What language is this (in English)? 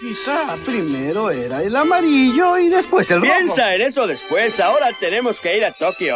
Spanish